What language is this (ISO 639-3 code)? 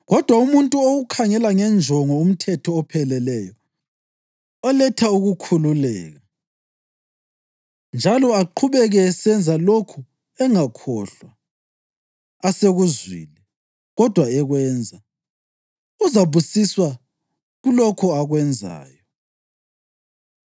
nde